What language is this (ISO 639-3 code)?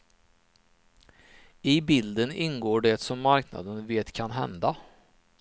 swe